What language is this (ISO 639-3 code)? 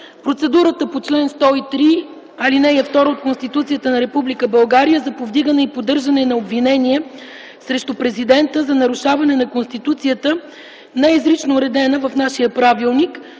bul